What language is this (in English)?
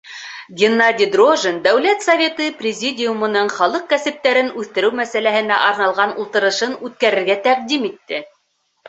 Bashkir